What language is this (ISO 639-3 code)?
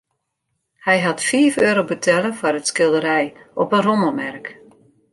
fry